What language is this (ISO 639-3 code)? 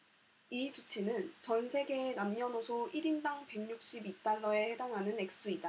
kor